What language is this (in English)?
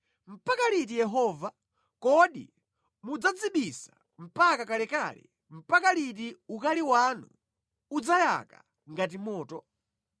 Nyanja